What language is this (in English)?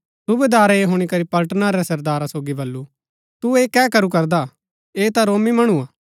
Gaddi